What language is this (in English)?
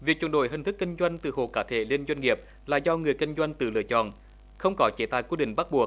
Vietnamese